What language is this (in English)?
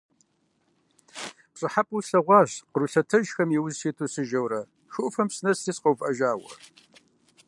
Kabardian